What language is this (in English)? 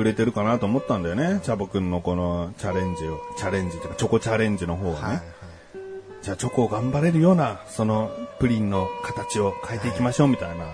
Japanese